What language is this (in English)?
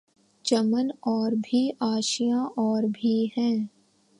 Urdu